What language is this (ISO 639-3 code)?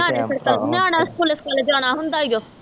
pan